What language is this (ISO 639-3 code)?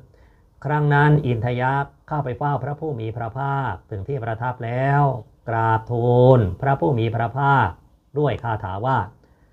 tha